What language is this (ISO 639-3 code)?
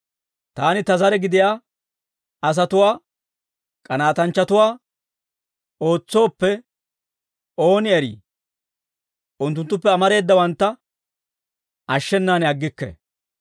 dwr